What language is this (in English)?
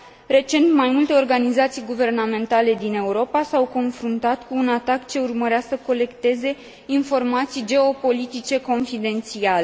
Romanian